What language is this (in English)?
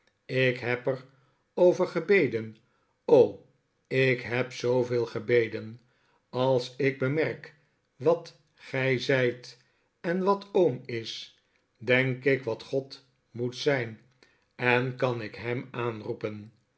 Dutch